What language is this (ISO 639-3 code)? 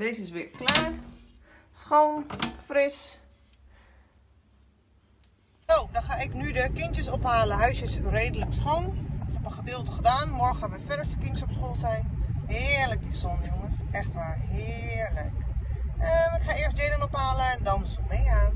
nld